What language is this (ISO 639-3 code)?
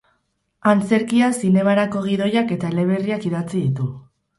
eus